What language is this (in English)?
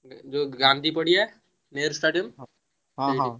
Odia